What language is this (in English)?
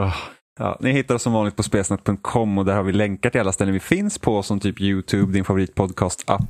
Swedish